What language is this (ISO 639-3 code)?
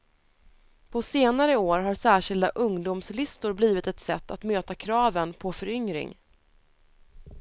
swe